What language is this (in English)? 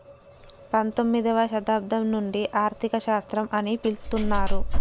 Telugu